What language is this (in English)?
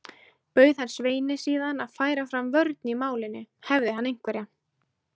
Icelandic